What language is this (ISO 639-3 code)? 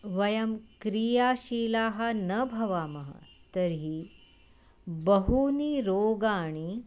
san